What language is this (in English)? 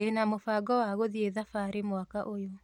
Kikuyu